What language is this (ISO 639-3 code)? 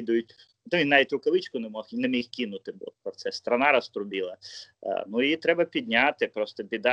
ukr